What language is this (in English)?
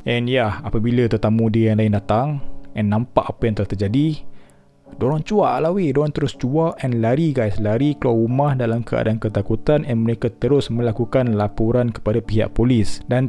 Malay